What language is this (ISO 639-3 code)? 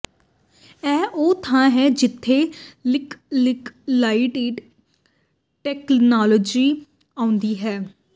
pan